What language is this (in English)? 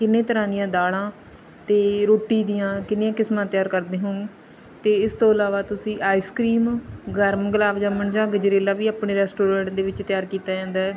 Punjabi